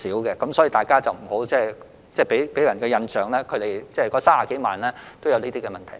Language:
Cantonese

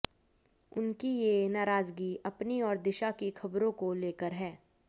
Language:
Hindi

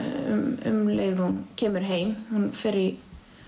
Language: Icelandic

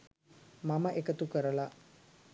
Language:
Sinhala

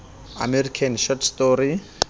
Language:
Southern Sotho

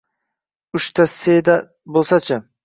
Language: Uzbek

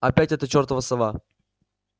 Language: Russian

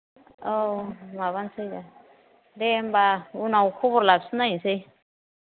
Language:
Bodo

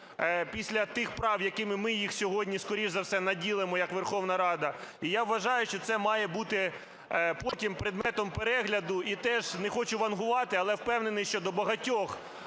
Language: Ukrainian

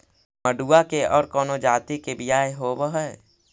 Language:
Magahi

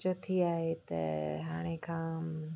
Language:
Sindhi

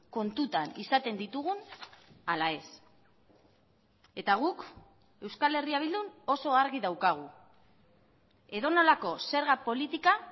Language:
Basque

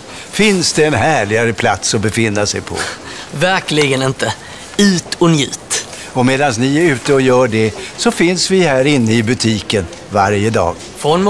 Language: Swedish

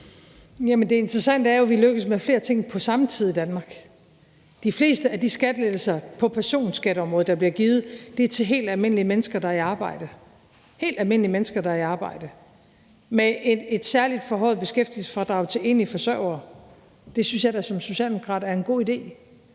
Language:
Danish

